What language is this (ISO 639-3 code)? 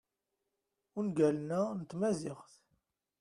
kab